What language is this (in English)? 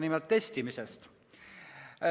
Estonian